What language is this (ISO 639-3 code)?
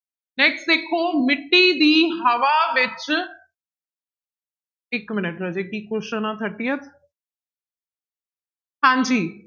pan